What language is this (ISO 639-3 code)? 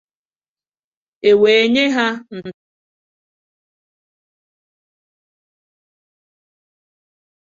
ibo